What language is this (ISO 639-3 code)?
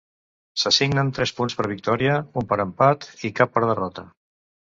cat